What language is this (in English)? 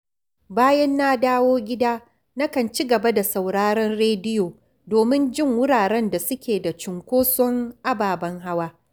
Hausa